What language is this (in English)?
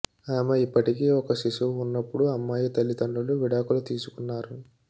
Telugu